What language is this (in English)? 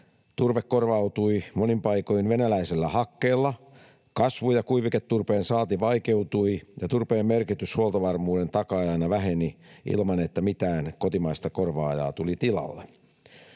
Finnish